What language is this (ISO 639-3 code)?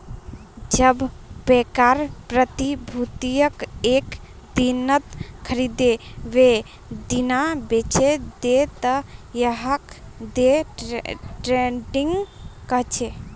mag